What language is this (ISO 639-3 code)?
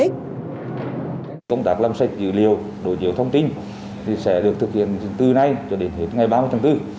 vie